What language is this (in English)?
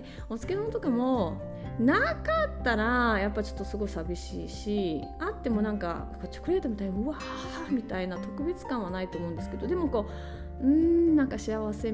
Japanese